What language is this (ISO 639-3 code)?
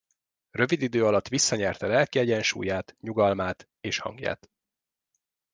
hun